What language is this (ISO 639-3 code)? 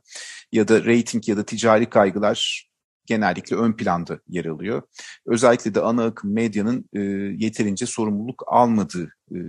tur